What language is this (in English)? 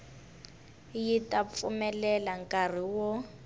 Tsonga